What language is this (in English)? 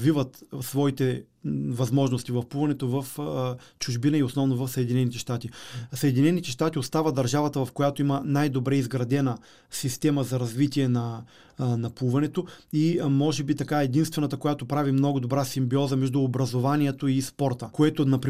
Bulgarian